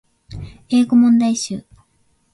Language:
Japanese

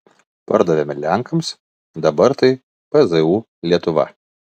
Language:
Lithuanian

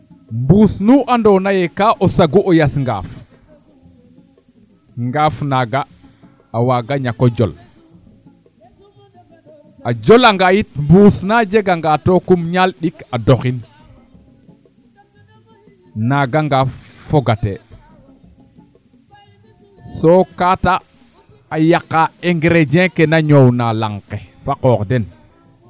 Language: Serer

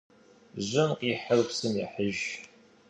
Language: Kabardian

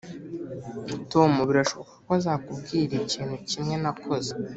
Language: Kinyarwanda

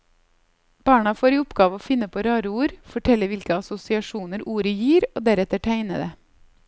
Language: Norwegian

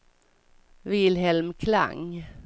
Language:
Swedish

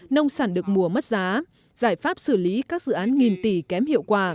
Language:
Vietnamese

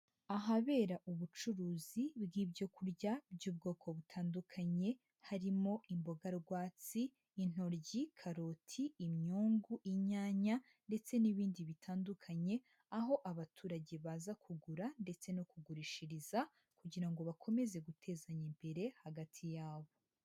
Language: Kinyarwanda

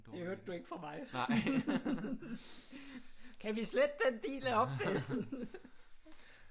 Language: Danish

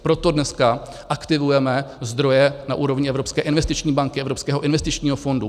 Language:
Czech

